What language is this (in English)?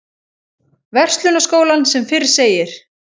Icelandic